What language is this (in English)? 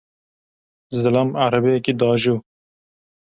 Kurdish